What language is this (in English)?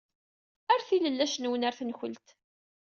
Kabyle